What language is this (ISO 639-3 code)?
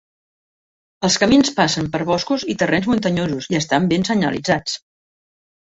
cat